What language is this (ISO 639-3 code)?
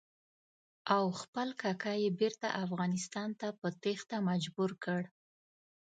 pus